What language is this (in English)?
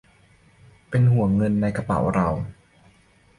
Thai